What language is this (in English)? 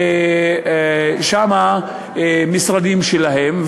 Hebrew